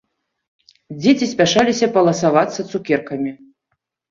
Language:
Belarusian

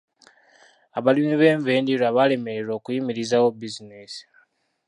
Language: Ganda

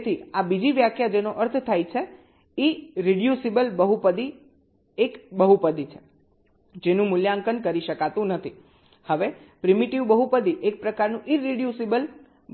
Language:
Gujarati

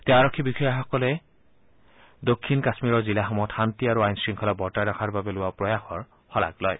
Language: Assamese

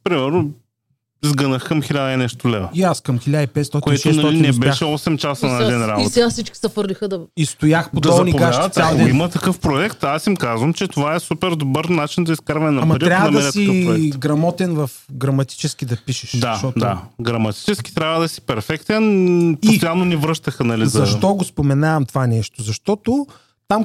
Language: Bulgarian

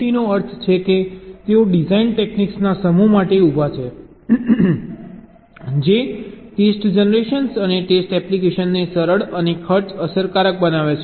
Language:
Gujarati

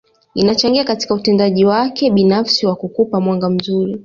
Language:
Swahili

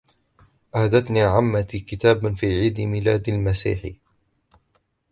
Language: Arabic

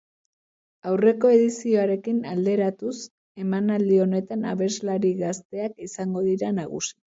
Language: Basque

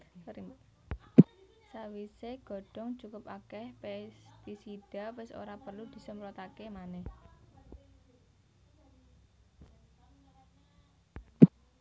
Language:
Javanese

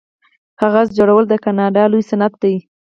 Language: Pashto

